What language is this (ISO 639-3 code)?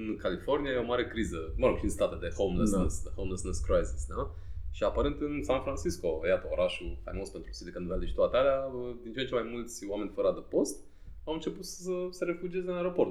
ron